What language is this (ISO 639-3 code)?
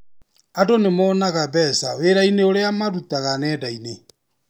kik